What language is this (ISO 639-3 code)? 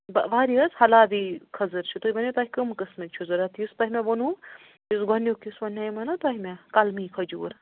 kas